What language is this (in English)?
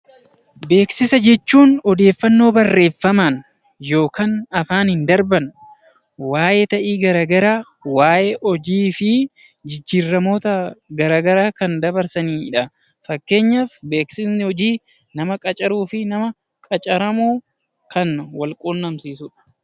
Oromo